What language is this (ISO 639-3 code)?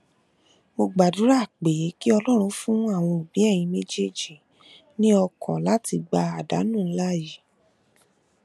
yor